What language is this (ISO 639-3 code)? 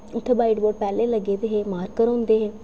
doi